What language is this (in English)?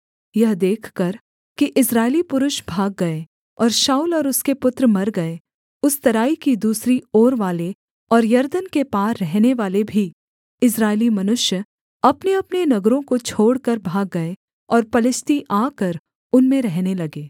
Hindi